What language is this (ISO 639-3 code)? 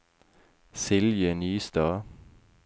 nor